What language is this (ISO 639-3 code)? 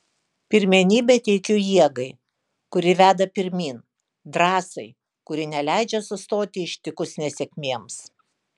lit